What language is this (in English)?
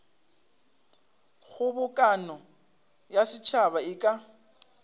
Northern Sotho